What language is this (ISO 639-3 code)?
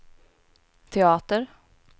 swe